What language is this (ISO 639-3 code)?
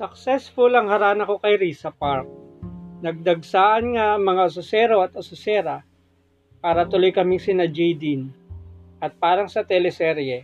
fil